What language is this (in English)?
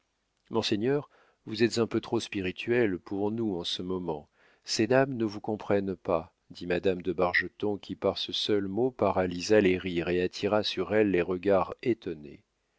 French